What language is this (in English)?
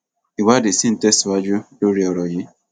Yoruba